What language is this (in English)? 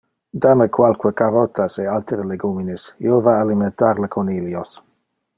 Interlingua